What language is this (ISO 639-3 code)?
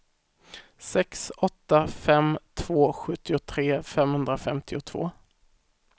swe